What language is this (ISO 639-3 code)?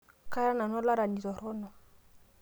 mas